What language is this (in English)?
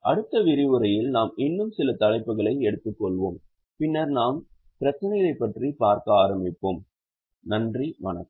Tamil